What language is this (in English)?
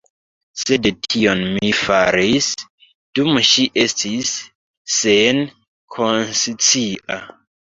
Esperanto